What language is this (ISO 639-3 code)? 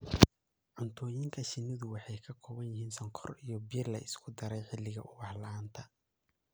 som